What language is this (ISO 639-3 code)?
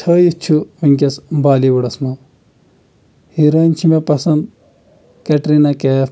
kas